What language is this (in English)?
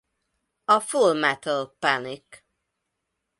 Hungarian